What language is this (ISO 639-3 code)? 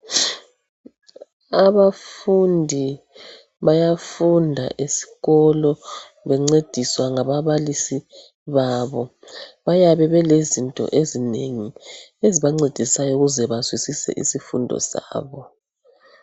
nde